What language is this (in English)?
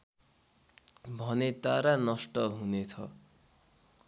Nepali